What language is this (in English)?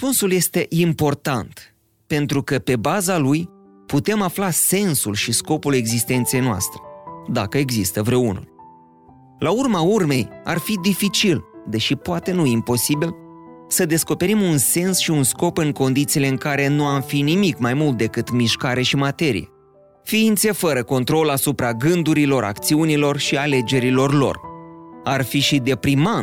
Romanian